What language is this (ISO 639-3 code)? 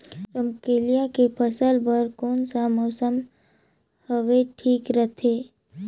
hne